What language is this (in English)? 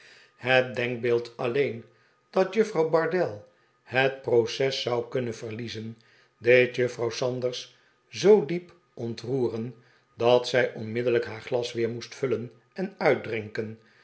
Dutch